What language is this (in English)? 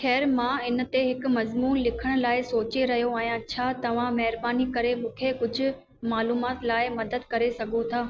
Sindhi